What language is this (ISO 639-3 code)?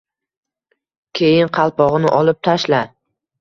uzb